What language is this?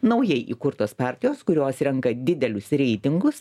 Lithuanian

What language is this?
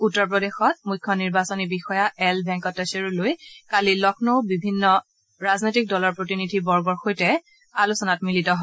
Assamese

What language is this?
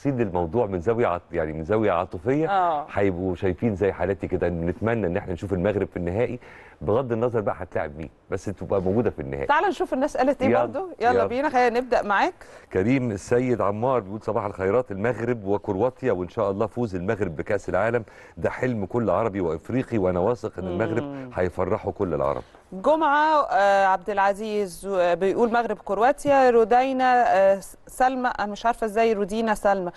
Arabic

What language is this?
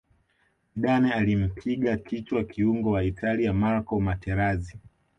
Swahili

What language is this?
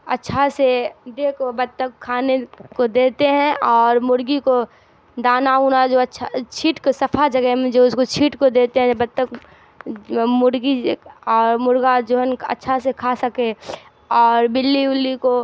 Urdu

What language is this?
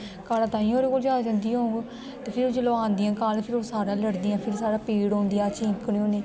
Dogri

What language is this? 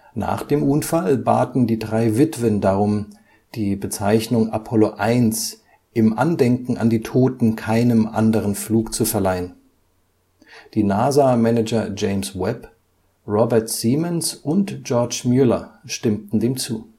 German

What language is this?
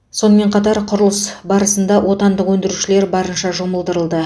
Kazakh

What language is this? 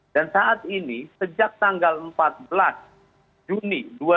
Indonesian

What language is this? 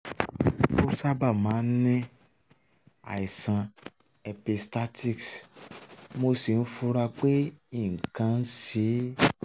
Yoruba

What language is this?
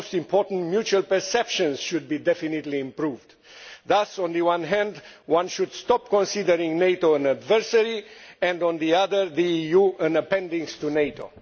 English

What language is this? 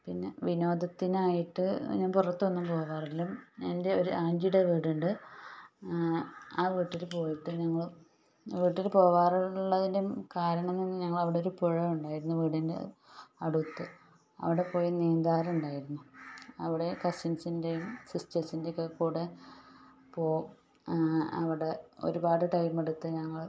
Malayalam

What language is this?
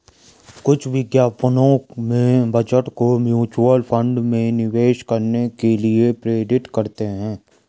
Hindi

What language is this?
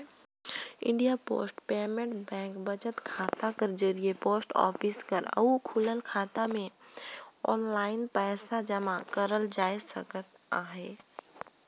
Chhattisgarhi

